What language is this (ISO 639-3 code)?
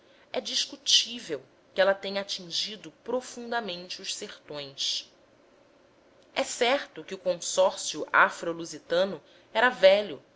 por